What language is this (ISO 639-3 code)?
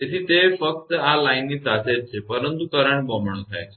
guj